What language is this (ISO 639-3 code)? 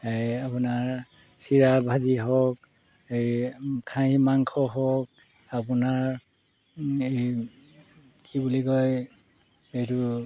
asm